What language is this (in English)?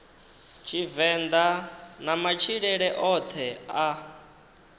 Venda